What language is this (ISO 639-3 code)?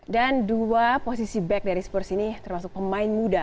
ind